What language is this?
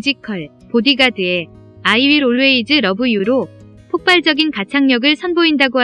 Korean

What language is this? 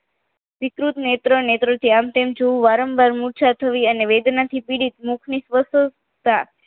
Gujarati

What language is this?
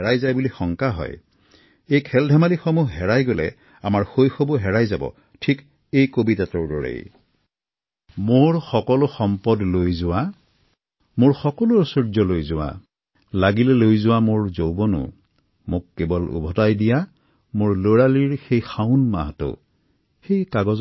Assamese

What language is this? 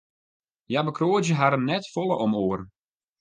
Western Frisian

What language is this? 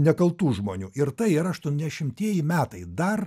Lithuanian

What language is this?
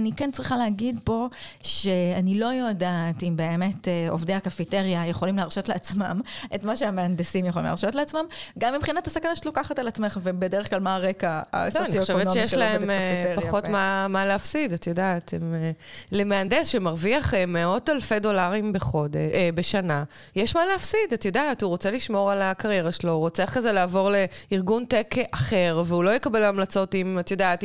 Hebrew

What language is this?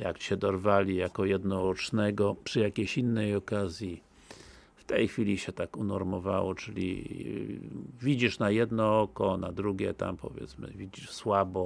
Polish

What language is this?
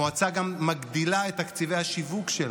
Hebrew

